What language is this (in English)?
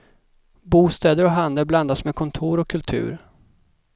Swedish